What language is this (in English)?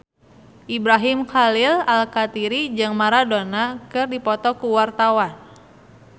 Sundanese